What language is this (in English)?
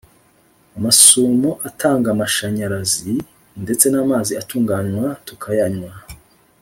Kinyarwanda